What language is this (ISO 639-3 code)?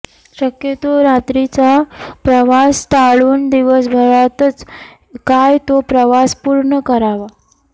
mar